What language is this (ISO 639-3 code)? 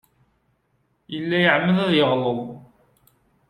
kab